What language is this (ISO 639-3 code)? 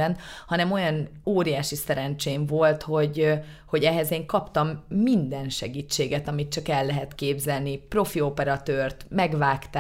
hun